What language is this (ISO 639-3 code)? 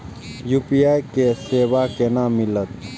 mai